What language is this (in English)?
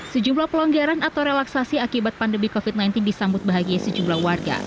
Indonesian